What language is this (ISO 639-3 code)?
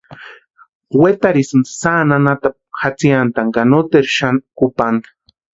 pua